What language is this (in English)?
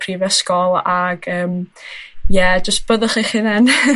Welsh